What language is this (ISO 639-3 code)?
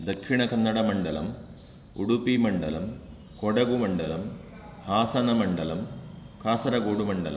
san